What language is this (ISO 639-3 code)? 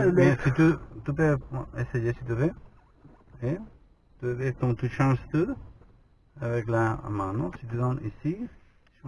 fra